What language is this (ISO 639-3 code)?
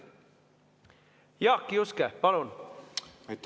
est